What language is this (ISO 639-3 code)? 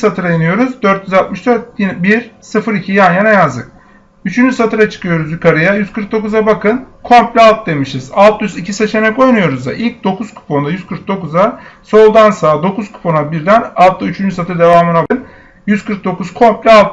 tur